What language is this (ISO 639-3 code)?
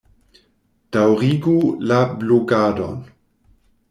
epo